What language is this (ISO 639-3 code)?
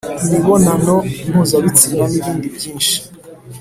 kin